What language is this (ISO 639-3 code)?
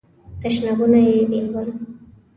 pus